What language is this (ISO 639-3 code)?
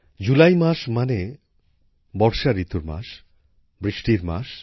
ben